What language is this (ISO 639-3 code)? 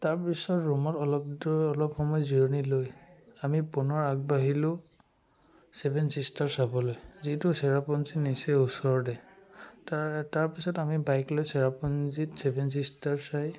asm